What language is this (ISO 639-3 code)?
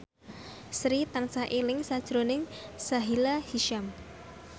jav